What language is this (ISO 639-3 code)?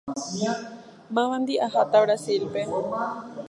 grn